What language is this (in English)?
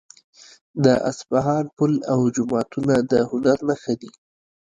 Pashto